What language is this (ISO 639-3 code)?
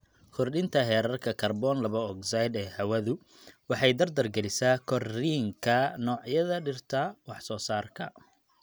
som